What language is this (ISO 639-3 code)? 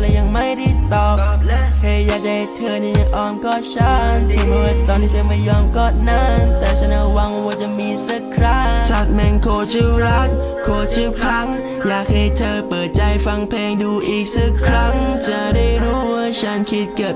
tha